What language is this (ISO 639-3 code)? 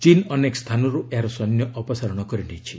ori